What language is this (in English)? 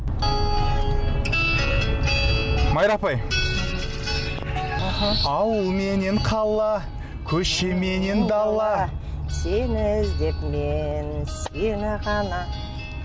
Kazakh